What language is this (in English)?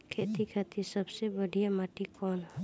Bhojpuri